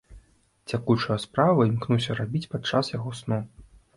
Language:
Belarusian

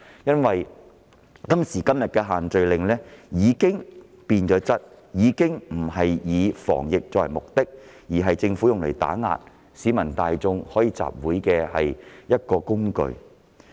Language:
Cantonese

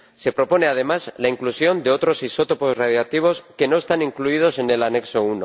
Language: Spanish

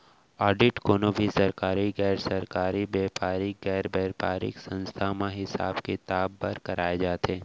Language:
Chhattisgarhi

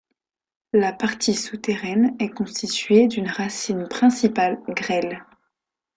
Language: French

